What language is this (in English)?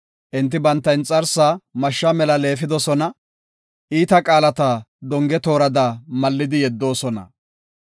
Gofa